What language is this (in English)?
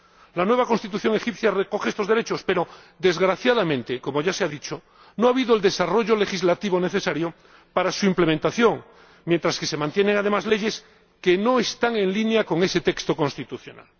Spanish